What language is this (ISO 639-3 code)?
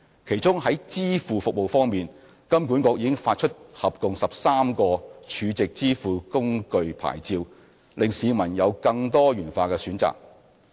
yue